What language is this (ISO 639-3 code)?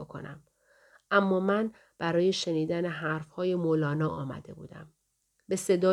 fas